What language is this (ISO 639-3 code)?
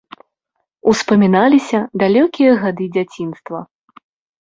bel